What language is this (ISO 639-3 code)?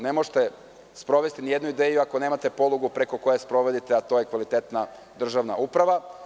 srp